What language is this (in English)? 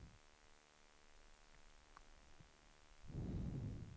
Swedish